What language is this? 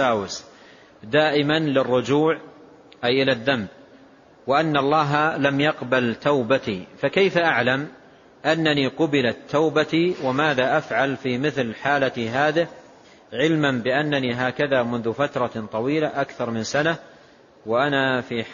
Arabic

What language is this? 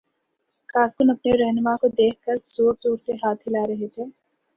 Urdu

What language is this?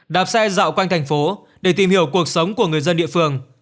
Vietnamese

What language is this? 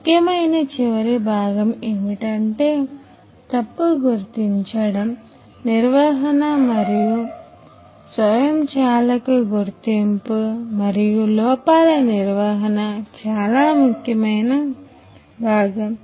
Telugu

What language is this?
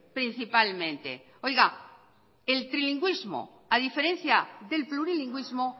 Spanish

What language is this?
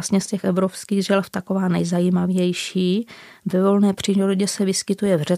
Czech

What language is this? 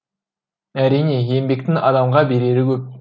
Kazakh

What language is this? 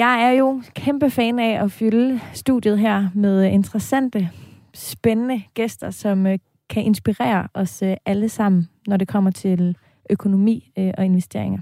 Danish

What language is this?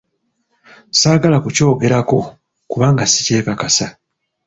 Ganda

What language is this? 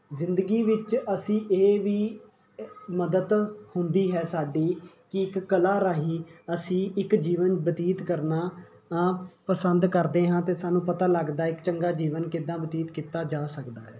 Punjabi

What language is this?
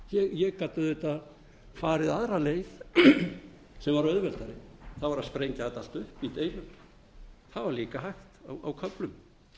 Icelandic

